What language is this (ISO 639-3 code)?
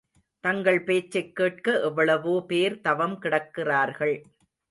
tam